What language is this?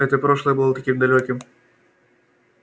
Russian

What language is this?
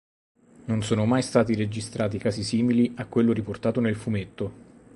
Italian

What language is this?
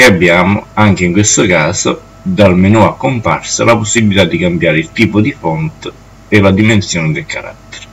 Italian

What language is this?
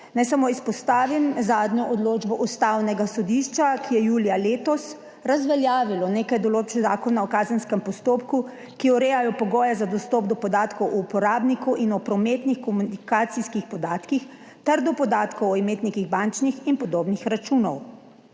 Slovenian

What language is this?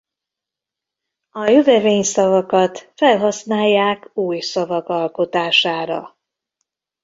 Hungarian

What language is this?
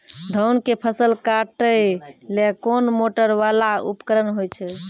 Maithili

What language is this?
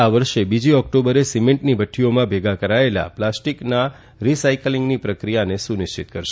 Gujarati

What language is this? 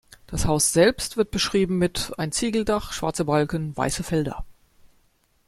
German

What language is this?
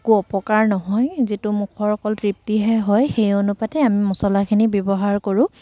Assamese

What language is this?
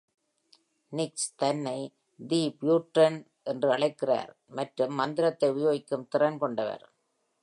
Tamil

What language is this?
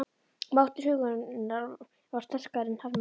Icelandic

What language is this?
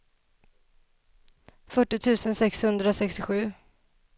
Swedish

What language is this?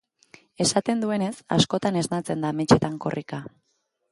Basque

